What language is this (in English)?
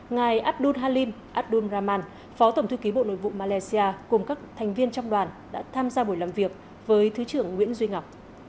Vietnamese